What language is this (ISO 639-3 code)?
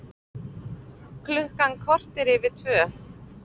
isl